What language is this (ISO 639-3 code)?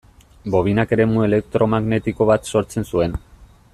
eus